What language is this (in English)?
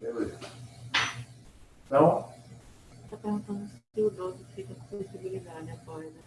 Portuguese